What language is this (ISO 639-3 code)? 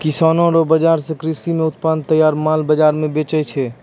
mai